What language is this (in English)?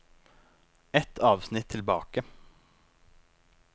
Norwegian